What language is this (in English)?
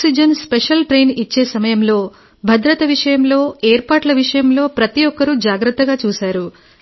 Telugu